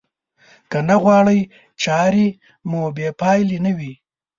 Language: Pashto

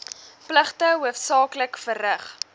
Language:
Afrikaans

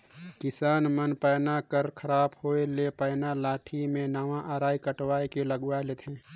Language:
Chhattisgarhi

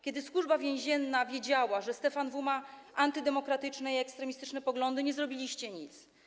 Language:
Polish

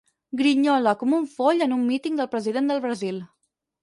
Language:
Catalan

